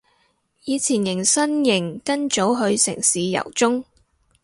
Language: Cantonese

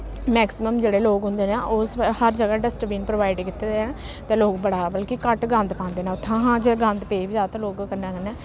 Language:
Dogri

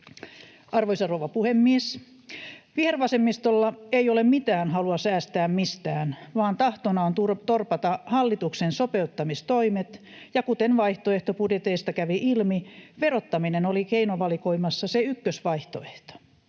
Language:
Finnish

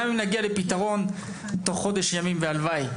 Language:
Hebrew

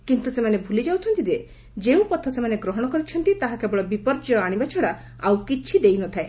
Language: Odia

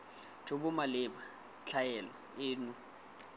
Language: Tswana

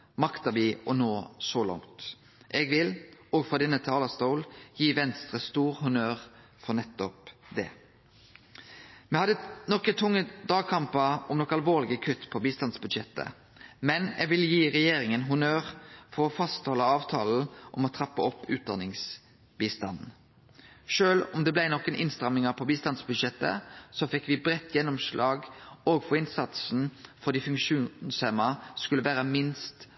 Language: Norwegian Nynorsk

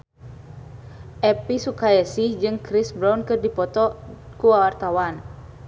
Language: Sundanese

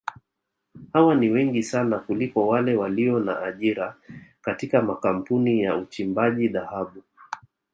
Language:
Swahili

